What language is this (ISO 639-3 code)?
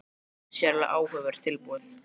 isl